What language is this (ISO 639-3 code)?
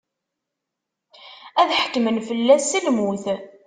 kab